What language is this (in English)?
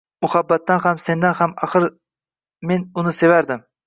Uzbek